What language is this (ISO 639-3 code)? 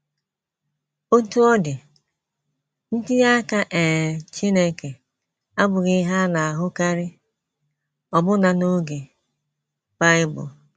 ibo